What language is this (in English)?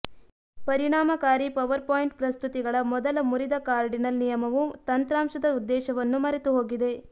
Kannada